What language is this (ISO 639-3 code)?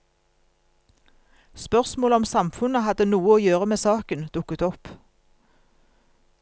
nor